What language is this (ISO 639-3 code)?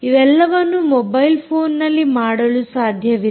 kan